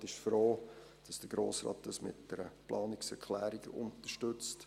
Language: Swiss German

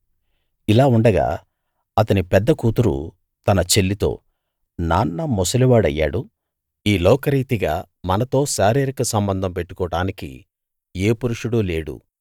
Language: Telugu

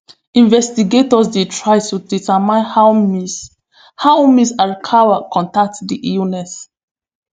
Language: Nigerian Pidgin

